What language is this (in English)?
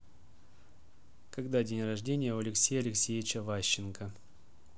Russian